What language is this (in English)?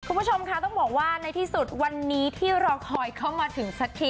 Thai